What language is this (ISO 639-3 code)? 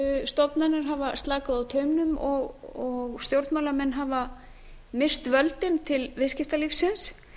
isl